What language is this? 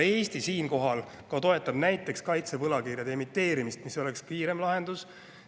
Estonian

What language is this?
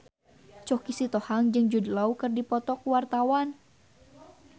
Sundanese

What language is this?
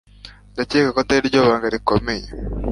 Kinyarwanda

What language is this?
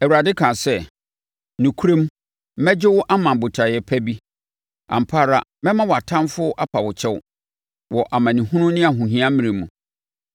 Akan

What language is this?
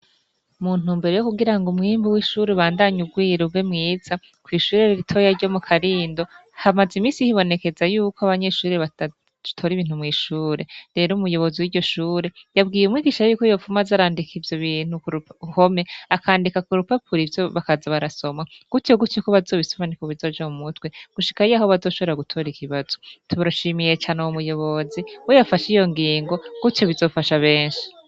Rundi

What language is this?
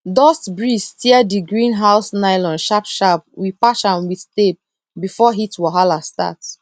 Nigerian Pidgin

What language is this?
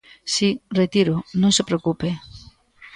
Galician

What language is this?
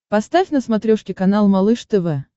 Russian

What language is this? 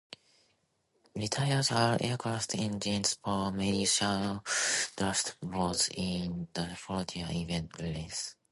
English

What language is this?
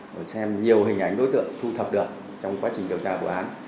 Vietnamese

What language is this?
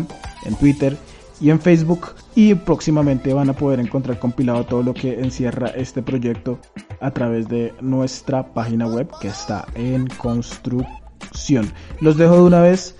Spanish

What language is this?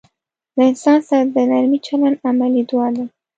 Pashto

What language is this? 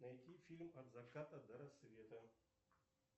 Russian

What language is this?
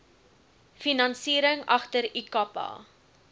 Afrikaans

